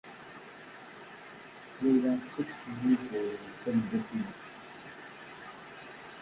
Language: Kabyle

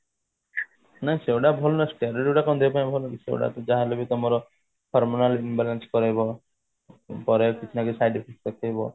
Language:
Odia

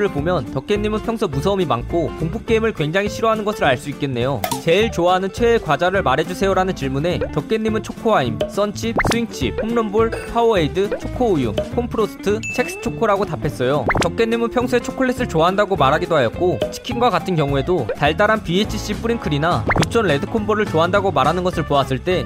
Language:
Korean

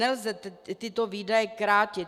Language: Czech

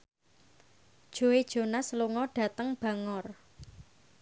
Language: Javanese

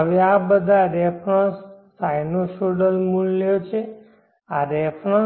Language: Gujarati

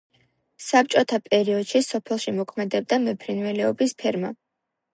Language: Georgian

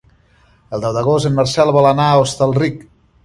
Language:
Catalan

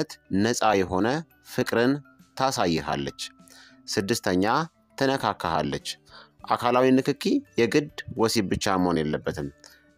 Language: Arabic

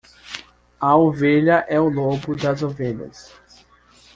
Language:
Portuguese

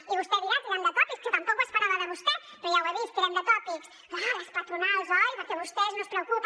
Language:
Catalan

